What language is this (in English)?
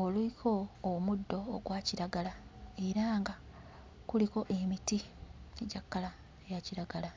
Ganda